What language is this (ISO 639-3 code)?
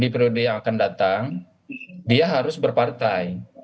ind